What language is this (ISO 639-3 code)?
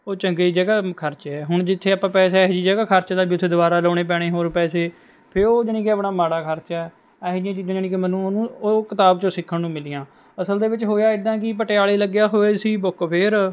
pan